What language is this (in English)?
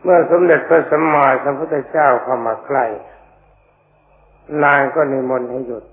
Thai